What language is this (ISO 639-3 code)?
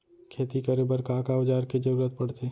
hne